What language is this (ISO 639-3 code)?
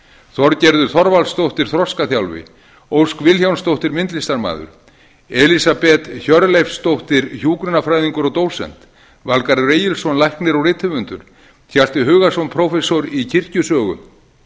isl